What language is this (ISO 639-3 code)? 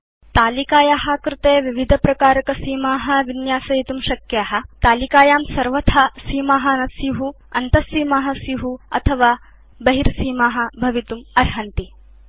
san